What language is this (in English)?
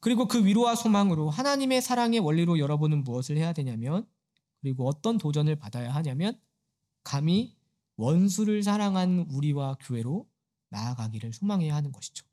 Korean